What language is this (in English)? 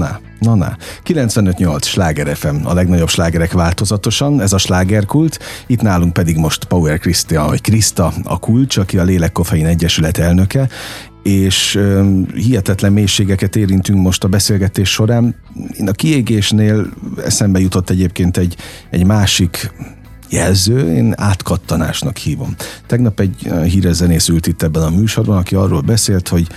Hungarian